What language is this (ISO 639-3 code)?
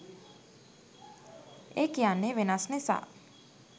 sin